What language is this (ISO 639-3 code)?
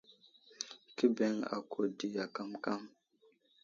udl